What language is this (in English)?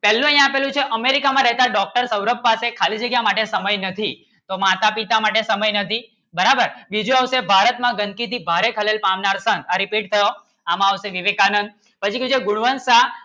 Gujarati